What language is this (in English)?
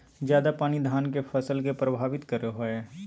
Magahi